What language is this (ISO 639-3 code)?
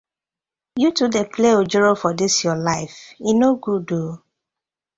pcm